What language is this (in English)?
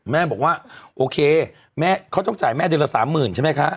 Thai